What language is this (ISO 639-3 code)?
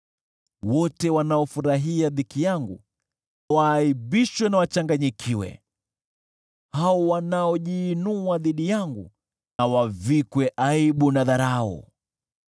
swa